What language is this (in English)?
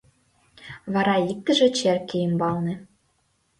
Mari